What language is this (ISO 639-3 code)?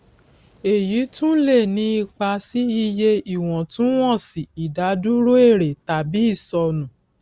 yor